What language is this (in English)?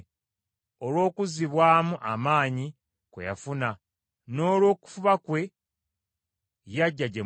Ganda